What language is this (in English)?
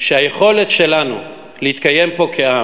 Hebrew